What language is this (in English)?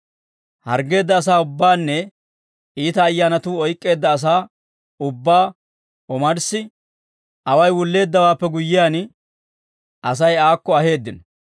Dawro